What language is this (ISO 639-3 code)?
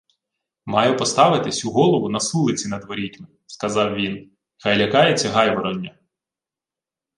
ukr